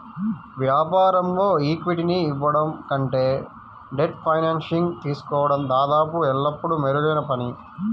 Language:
Telugu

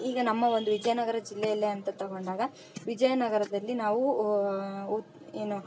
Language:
Kannada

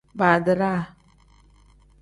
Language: Tem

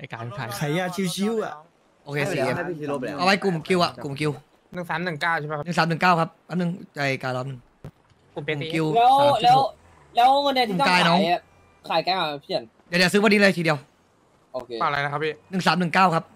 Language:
Thai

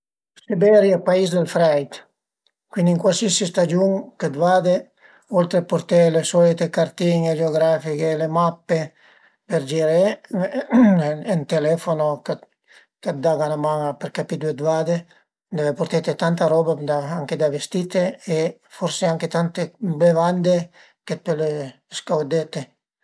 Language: Piedmontese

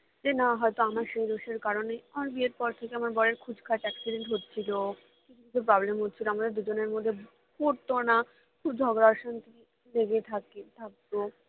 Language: Bangla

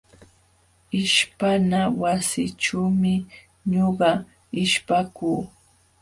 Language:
Jauja Wanca Quechua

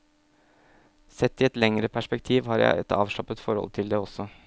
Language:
Norwegian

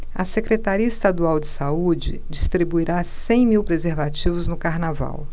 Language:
Portuguese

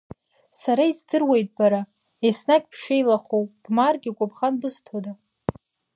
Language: Abkhazian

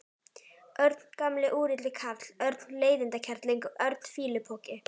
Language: Icelandic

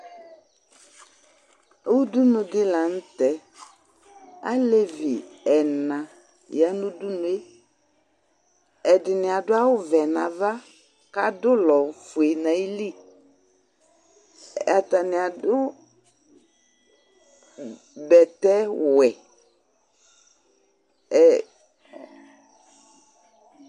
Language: Ikposo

